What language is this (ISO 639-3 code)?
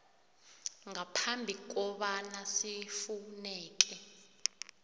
nbl